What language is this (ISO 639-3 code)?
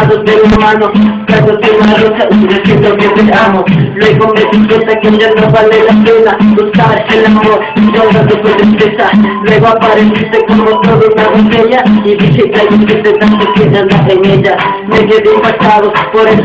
spa